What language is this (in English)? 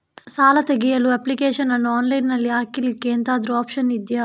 Kannada